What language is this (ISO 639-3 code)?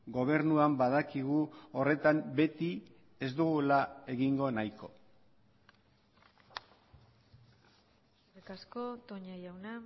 eus